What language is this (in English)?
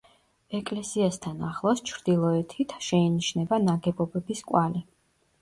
Georgian